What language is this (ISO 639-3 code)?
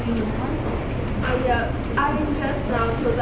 tha